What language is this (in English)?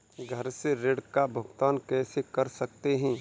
Hindi